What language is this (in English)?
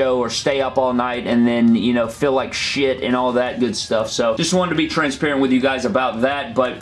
English